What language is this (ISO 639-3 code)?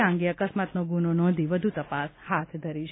guj